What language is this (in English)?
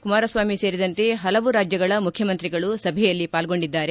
Kannada